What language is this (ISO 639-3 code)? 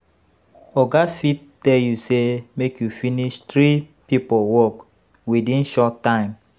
pcm